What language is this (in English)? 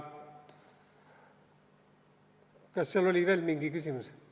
Estonian